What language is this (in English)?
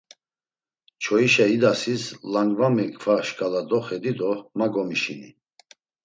Laz